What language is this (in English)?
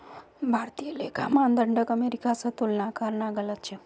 Magahi